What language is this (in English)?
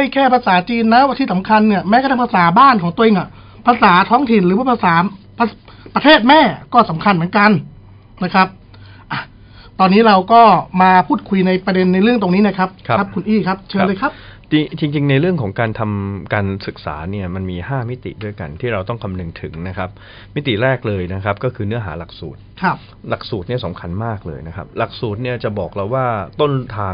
Thai